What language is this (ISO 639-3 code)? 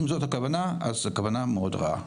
heb